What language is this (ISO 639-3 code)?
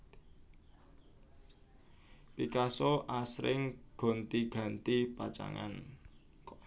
jav